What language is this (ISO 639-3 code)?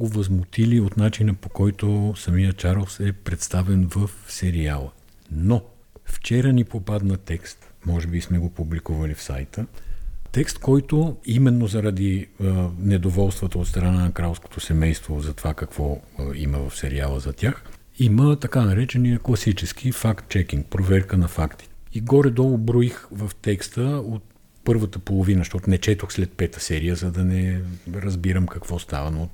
bul